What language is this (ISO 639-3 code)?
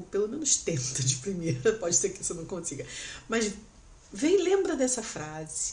por